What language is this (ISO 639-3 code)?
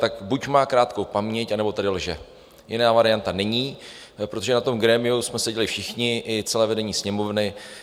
ces